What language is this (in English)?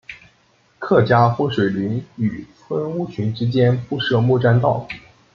Chinese